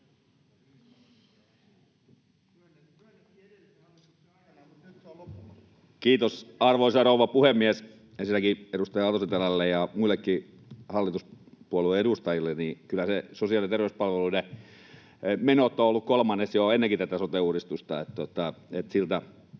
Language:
Finnish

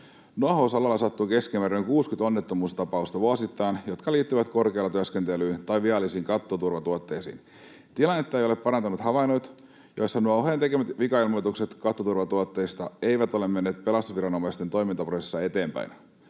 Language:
Finnish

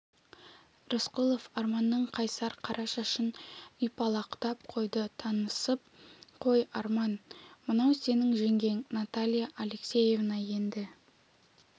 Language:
Kazakh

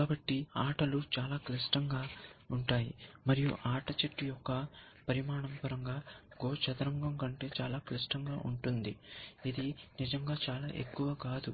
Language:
Telugu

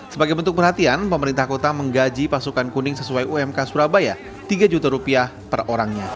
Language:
Indonesian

